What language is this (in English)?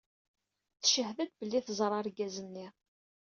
Kabyle